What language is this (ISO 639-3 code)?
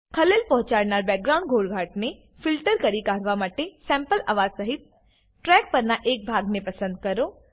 guj